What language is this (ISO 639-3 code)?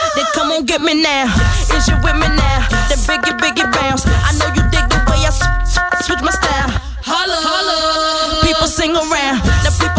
hrv